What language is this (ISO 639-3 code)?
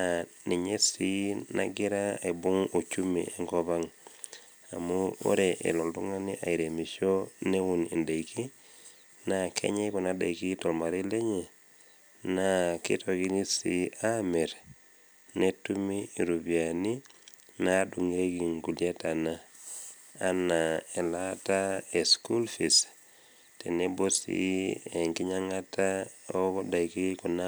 mas